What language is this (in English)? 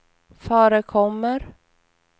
Swedish